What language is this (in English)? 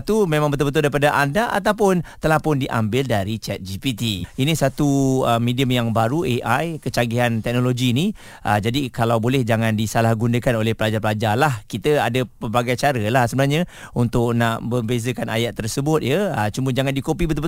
Malay